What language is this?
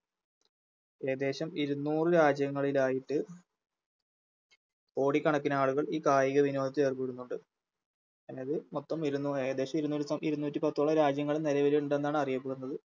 Malayalam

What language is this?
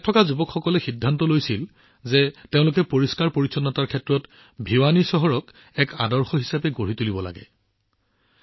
Assamese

